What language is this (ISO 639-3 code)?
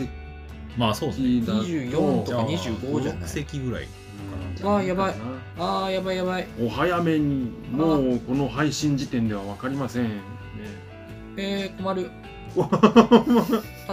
jpn